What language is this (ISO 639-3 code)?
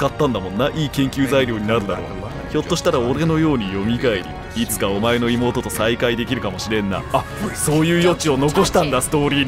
jpn